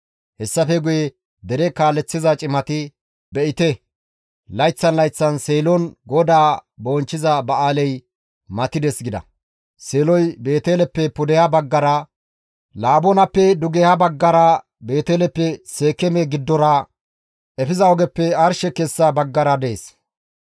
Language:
Gamo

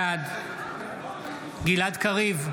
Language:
Hebrew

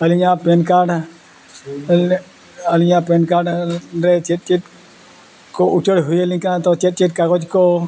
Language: Santali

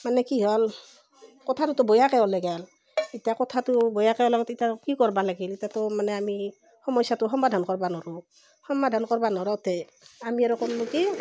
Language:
Assamese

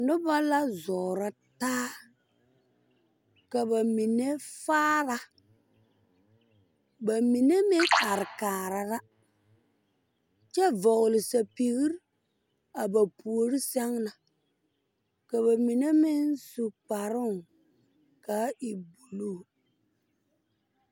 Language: Southern Dagaare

